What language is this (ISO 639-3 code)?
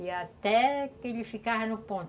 por